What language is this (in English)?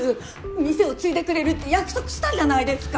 Japanese